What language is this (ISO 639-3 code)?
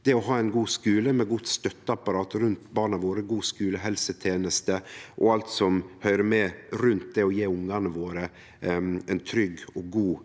nor